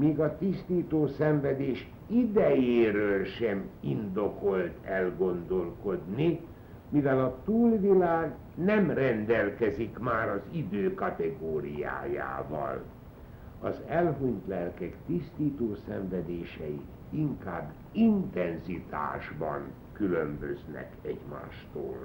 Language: Hungarian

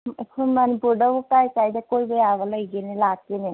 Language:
Manipuri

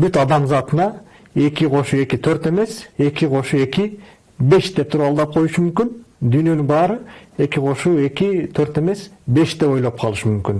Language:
Turkish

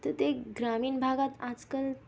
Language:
Marathi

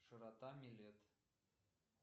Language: Russian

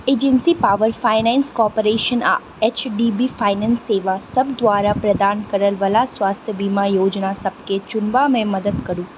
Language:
Maithili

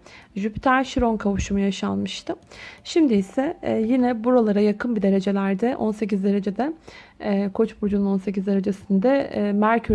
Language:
Turkish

